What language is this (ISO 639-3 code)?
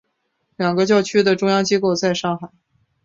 zho